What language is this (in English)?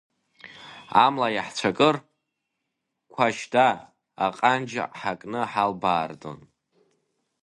Abkhazian